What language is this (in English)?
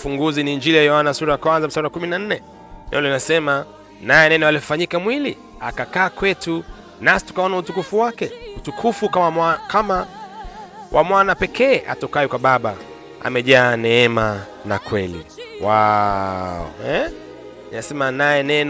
Swahili